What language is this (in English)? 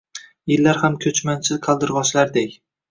Uzbek